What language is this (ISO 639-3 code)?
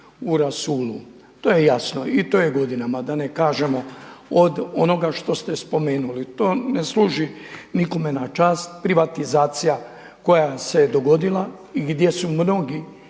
hrv